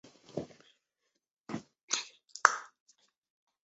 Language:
Chinese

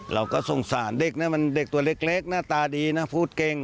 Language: Thai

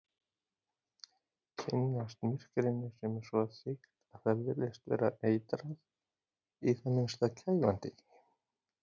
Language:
Icelandic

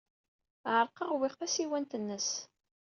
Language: Kabyle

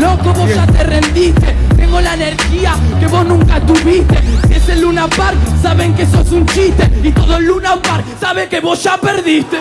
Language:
Spanish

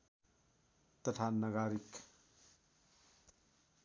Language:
Nepali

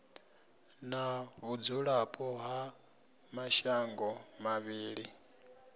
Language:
Venda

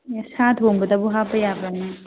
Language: Manipuri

